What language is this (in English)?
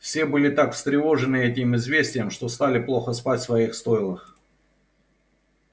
Russian